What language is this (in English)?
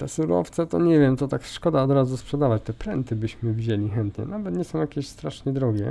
Polish